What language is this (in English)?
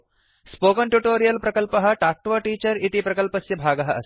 Sanskrit